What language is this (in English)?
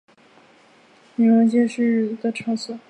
Chinese